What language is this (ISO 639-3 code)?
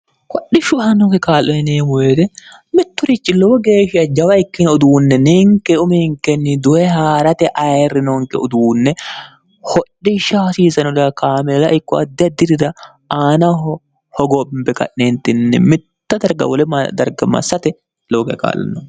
sid